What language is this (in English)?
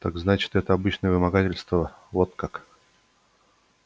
Russian